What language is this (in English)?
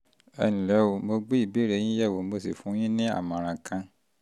Yoruba